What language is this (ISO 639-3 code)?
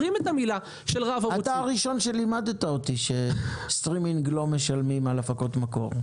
heb